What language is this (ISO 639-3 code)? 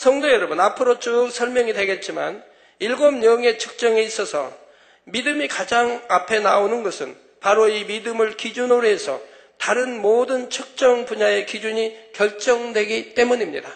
kor